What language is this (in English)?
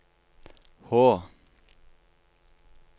Norwegian